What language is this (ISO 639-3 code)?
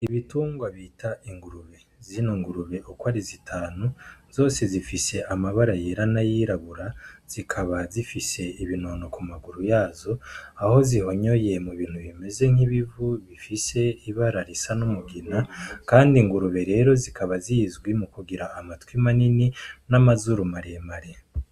run